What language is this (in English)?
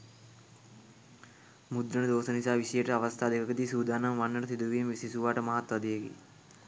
Sinhala